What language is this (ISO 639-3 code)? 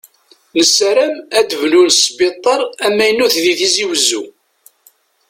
kab